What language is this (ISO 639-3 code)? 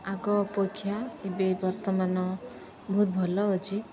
ori